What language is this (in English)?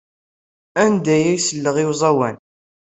Kabyle